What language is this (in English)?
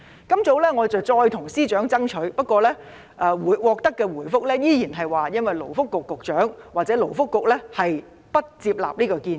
Cantonese